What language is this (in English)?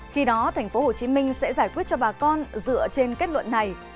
Vietnamese